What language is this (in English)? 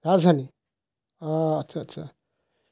Assamese